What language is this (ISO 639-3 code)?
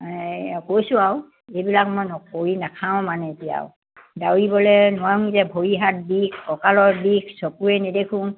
asm